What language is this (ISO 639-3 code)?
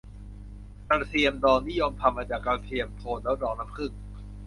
tha